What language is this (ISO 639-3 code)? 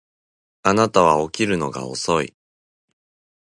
jpn